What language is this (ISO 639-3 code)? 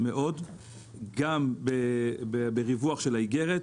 heb